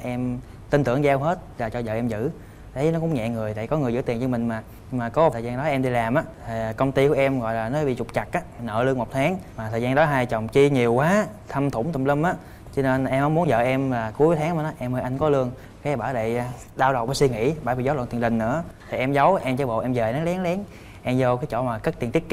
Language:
Vietnamese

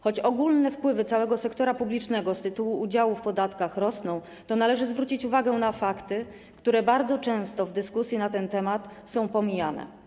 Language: Polish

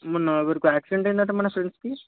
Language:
Telugu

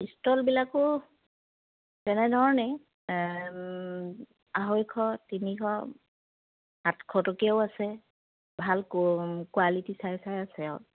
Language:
Assamese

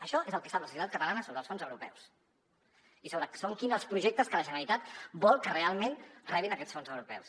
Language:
Catalan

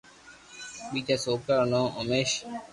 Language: Loarki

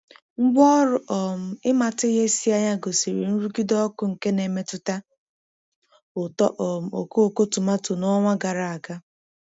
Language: Igbo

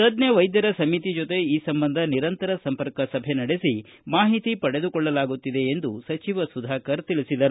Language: Kannada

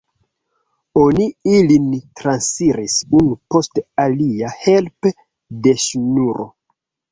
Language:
Esperanto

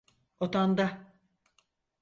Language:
Turkish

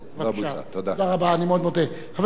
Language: Hebrew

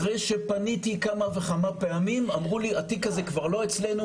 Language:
Hebrew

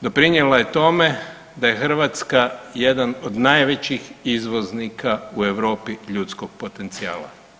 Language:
Croatian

